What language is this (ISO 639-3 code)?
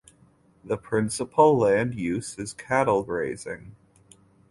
eng